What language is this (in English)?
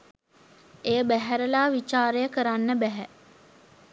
Sinhala